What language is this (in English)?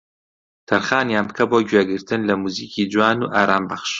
Central Kurdish